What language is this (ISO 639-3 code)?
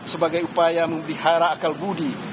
ind